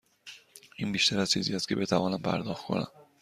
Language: Persian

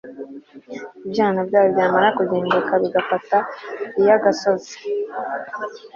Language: Kinyarwanda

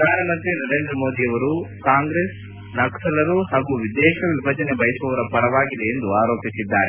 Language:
Kannada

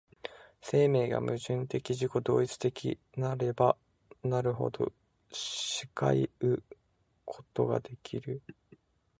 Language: Japanese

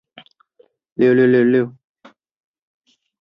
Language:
Chinese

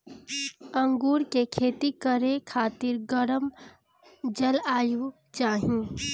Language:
Bhojpuri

